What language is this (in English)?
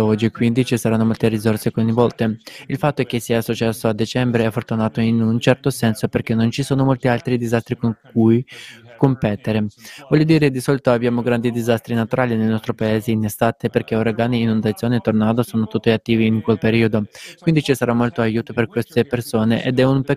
Italian